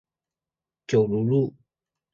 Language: Chinese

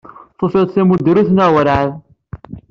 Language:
Kabyle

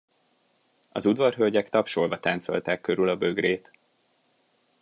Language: Hungarian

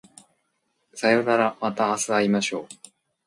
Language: Japanese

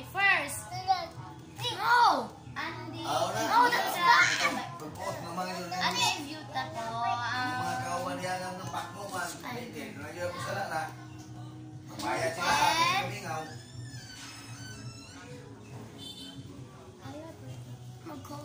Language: Spanish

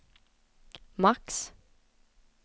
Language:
Swedish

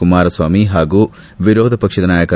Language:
Kannada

